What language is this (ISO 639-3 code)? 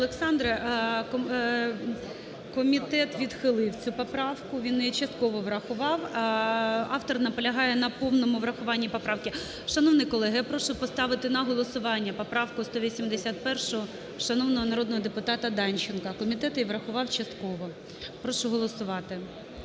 ukr